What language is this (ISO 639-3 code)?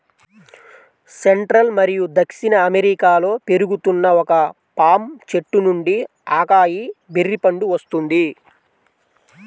tel